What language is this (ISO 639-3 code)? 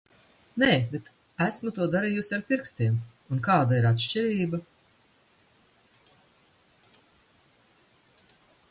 lav